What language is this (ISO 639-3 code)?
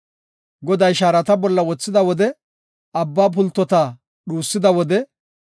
gof